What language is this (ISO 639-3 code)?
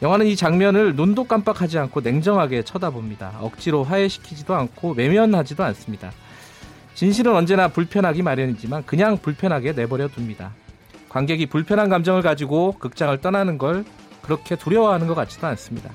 kor